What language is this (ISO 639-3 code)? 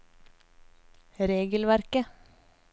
nor